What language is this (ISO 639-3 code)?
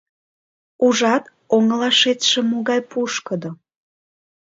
chm